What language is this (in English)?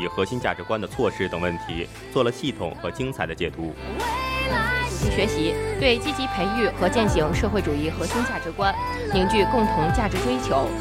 Chinese